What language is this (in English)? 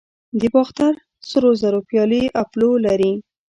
Pashto